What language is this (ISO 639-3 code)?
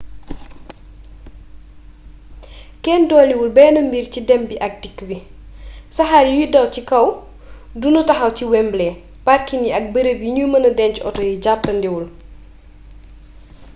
wol